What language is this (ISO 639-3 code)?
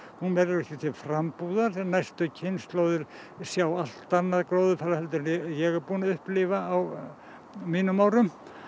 isl